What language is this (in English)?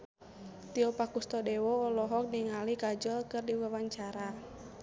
Sundanese